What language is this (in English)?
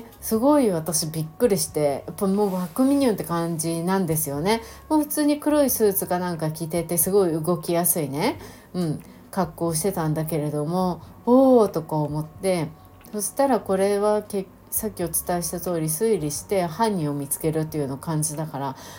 Japanese